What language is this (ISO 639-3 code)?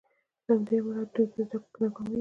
pus